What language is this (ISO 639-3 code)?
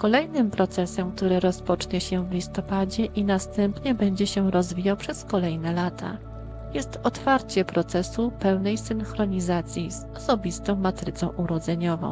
pol